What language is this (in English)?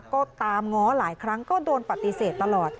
Thai